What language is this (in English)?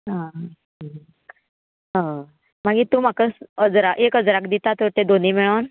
Konkani